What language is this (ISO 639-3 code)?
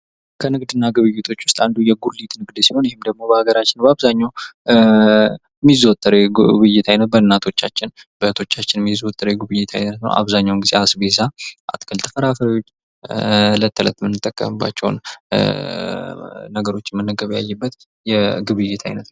amh